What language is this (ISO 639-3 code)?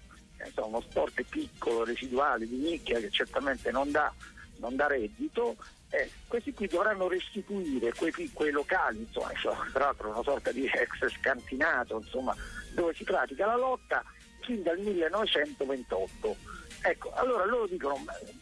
ita